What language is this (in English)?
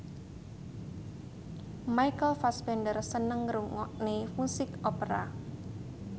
Javanese